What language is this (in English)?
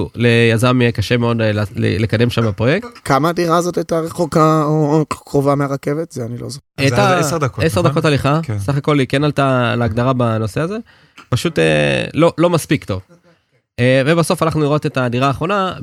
Hebrew